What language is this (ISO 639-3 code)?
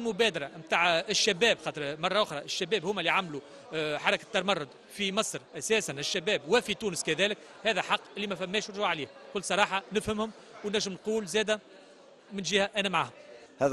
ara